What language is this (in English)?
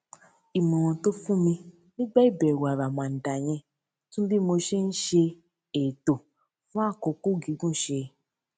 Yoruba